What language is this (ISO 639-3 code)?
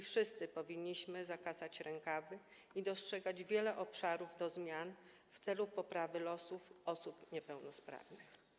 pol